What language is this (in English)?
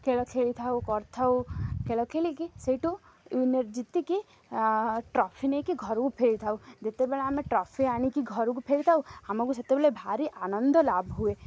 Odia